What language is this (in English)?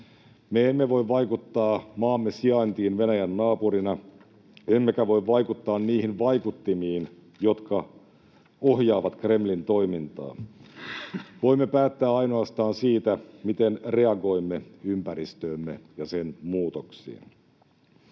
Finnish